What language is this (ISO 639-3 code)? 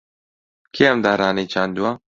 ckb